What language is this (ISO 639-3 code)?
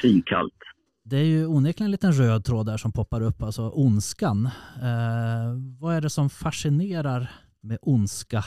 swe